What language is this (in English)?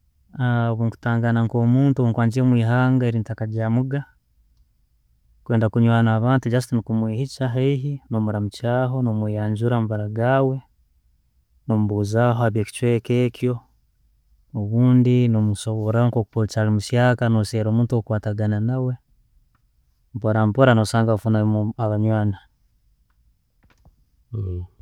Tooro